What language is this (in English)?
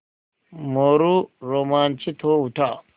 Hindi